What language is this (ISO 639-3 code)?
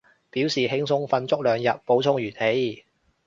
yue